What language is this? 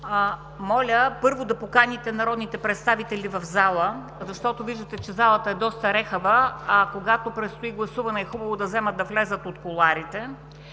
Bulgarian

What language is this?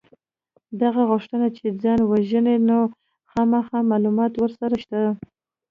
Pashto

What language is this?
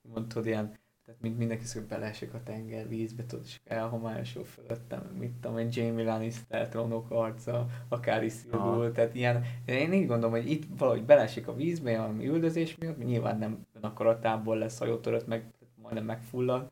Hungarian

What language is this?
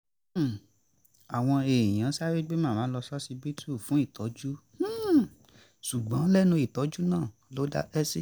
Yoruba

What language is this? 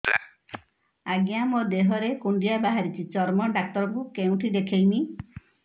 Odia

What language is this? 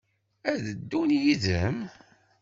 Kabyle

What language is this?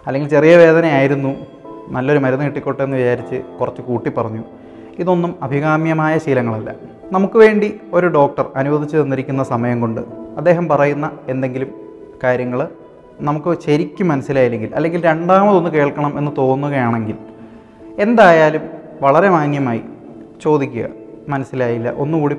Malayalam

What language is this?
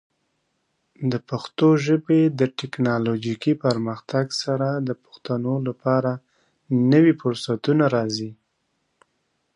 Pashto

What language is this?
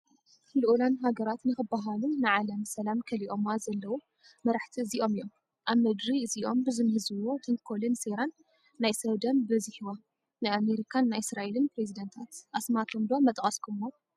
Tigrinya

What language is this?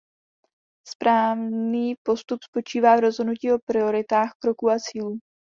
Czech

